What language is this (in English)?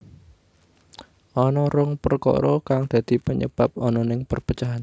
Javanese